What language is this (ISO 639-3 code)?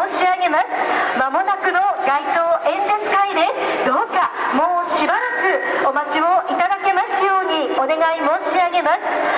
jpn